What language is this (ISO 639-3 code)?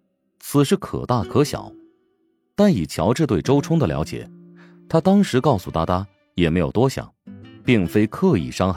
zho